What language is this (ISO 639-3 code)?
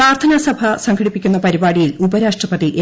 mal